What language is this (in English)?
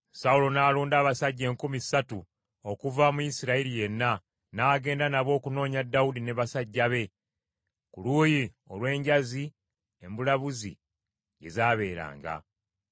Ganda